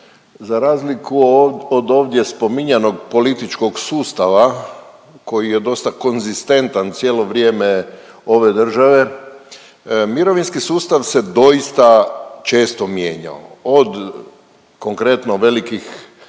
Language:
Croatian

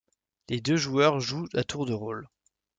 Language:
French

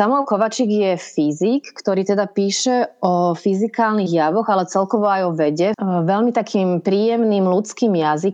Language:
Slovak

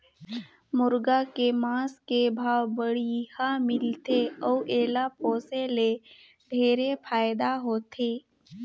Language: Chhattisgarhi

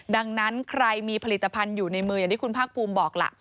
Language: Thai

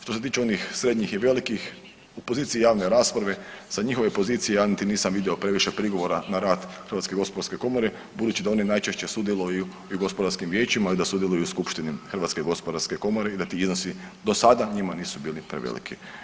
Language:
Croatian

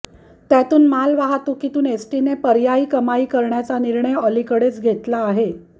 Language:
Marathi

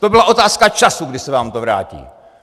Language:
Czech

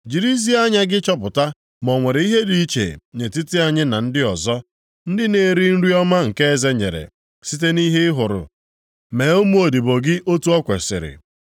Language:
Igbo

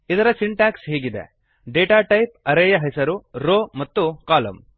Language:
Kannada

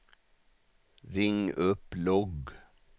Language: Swedish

